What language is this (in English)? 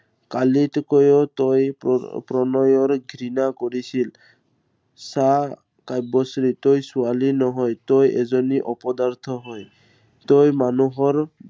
Assamese